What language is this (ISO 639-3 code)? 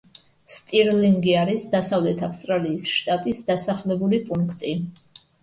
kat